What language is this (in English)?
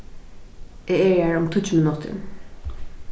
Faroese